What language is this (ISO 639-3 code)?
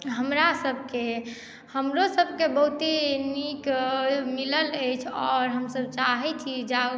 mai